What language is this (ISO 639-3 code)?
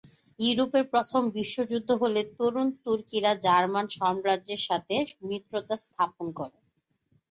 ben